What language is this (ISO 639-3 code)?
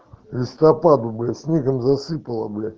rus